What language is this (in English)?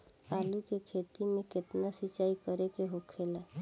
Bhojpuri